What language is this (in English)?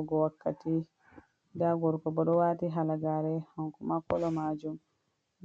Fula